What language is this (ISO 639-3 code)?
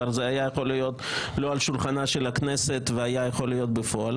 heb